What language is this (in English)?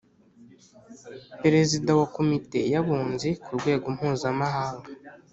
Kinyarwanda